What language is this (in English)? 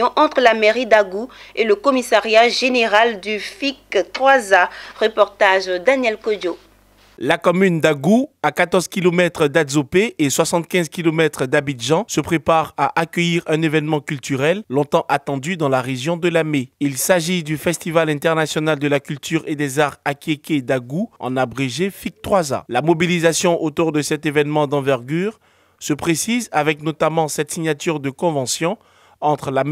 French